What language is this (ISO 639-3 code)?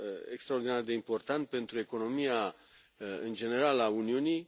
ron